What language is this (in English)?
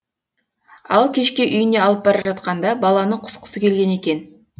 Kazakh